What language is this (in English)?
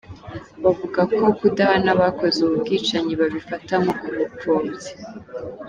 Kinyarwanda